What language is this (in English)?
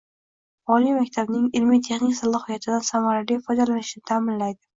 Uzbek